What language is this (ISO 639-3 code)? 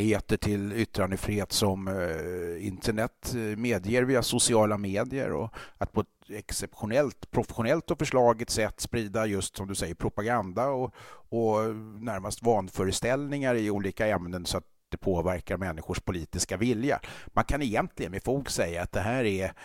swe